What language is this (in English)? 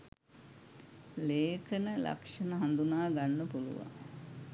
Sinhala